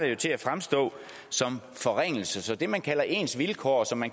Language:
Danish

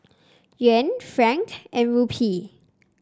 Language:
English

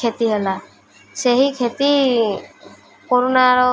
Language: Odia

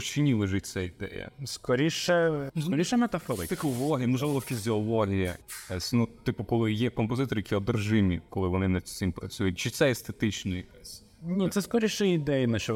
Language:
Ukrainian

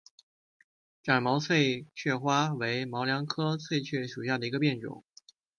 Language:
Chinese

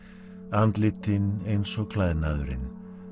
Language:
Icelandic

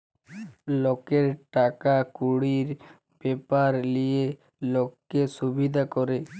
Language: Bangla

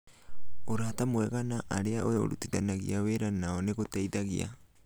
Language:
Kikuyu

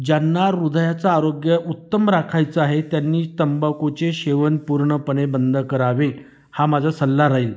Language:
Marathi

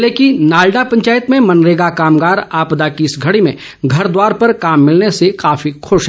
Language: Hindi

